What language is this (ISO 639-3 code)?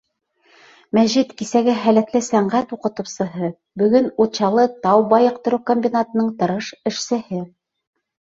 bak